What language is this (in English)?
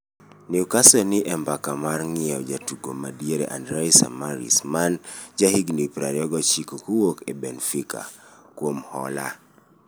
Luo (Kenya and Tanzania)